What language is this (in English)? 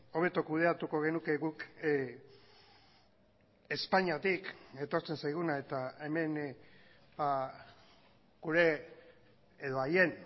Basque